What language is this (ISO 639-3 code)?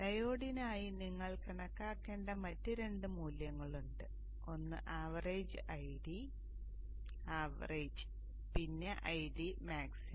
mal